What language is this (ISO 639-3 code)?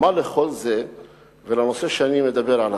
heb